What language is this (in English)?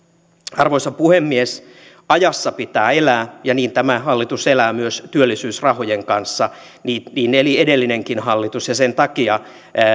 Finnish